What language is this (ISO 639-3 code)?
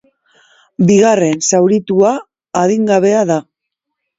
eus